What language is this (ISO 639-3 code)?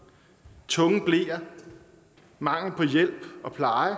dan